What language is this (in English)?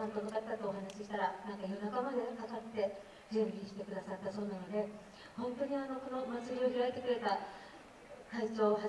Japanese